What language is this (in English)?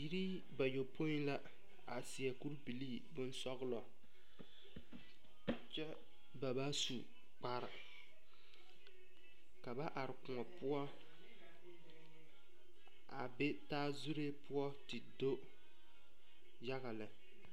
Southern Dagaare